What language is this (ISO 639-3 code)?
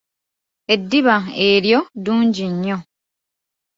lug